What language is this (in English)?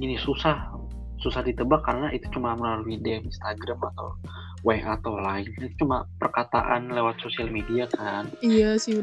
Indonesian